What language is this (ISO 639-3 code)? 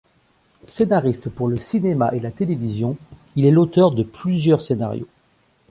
fra